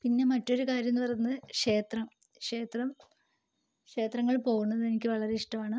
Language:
Malayalam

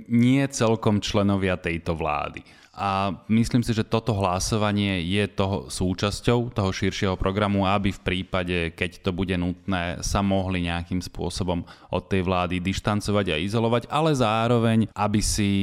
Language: Slovak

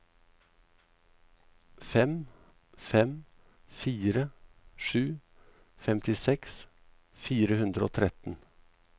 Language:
Norwegian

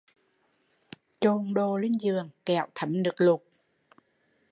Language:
Vietnamese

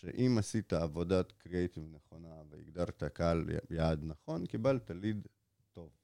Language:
Hebrew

